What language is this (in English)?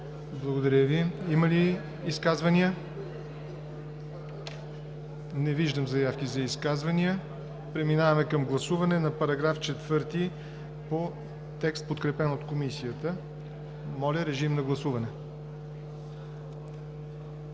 Bulgarian